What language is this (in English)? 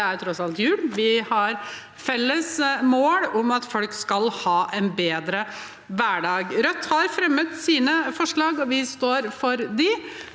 Norwegian